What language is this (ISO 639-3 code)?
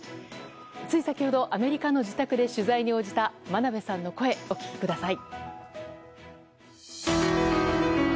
jpn